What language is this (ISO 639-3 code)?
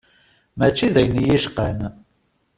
kab